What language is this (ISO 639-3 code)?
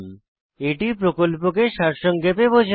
ben